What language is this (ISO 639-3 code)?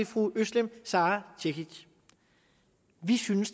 dan